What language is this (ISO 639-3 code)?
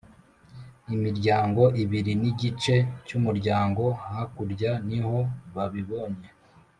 kin